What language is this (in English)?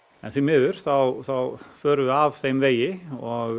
Icelandic